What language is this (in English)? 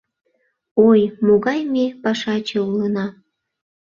Mari